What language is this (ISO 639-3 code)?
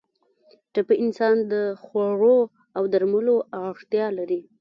pus